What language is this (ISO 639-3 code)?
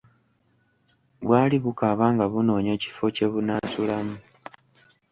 lug